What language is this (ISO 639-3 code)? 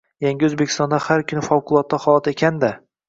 uzb